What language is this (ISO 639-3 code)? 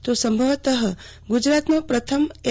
guj